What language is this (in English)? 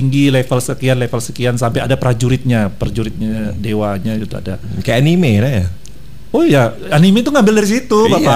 Indonesian